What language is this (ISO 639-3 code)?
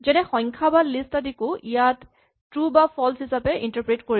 asm